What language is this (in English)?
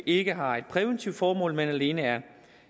Danish